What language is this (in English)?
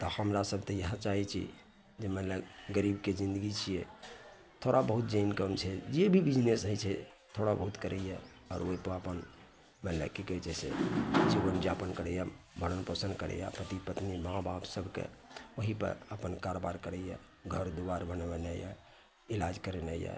Maithili